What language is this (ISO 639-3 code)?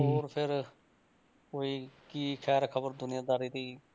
pan